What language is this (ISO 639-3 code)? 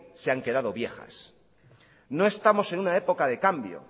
spa